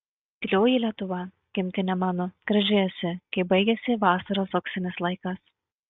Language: Lithuanian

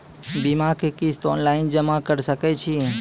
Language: Maithili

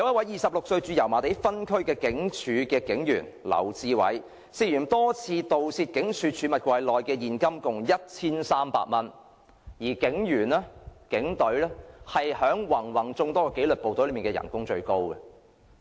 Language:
Cantonese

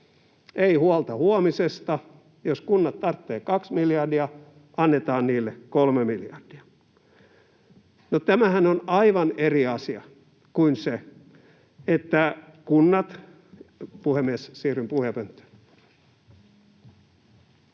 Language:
Finnish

